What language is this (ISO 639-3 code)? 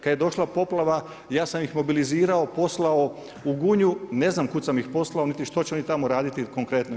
hrv